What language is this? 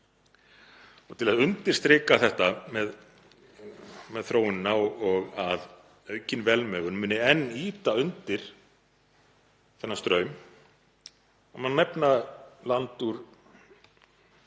Icelandic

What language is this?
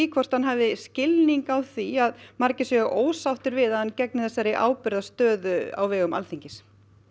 Icelandic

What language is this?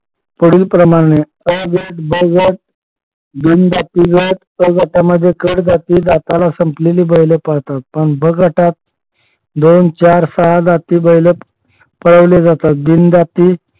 Marathi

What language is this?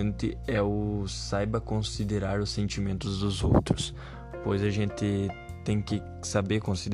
Portuguese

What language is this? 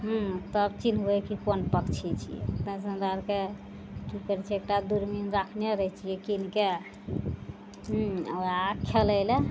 Maithili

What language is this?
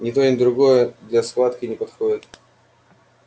Russian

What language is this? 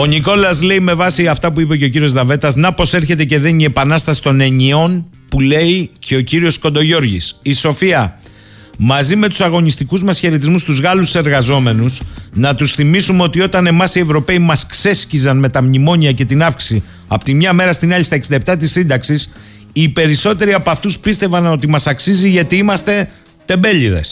Greek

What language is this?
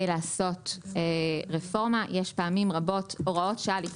Hebrew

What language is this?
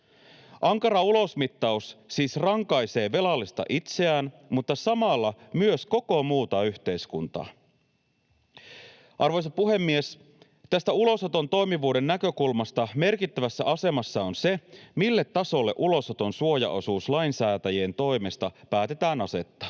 Finnish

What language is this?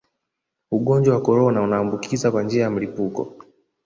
Swahili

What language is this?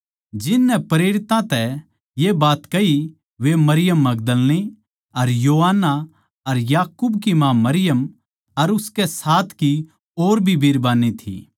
Haryanvi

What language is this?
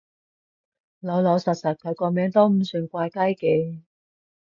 Cantonese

